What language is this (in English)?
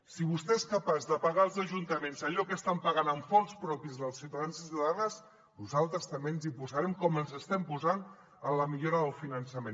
Catalan